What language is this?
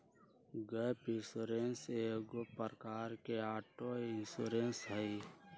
Magahi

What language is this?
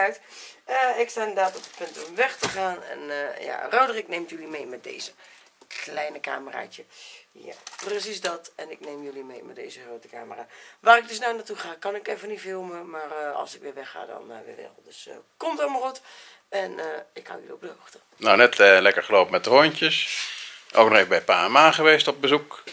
Dutch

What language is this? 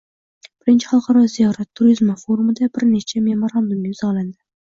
Uzbek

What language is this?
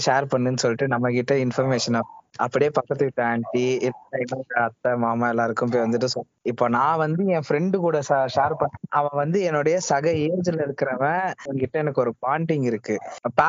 Tamil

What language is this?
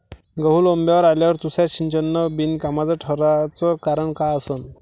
Marathi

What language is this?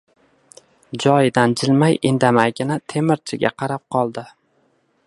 Uzbek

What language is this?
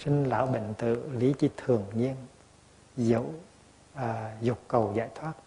Vietnamese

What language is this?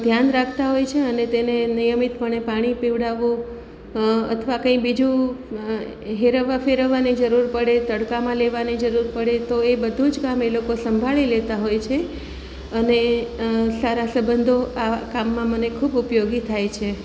Gujarati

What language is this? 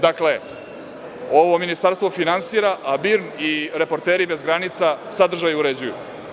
Serbian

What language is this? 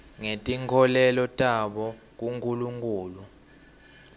Swati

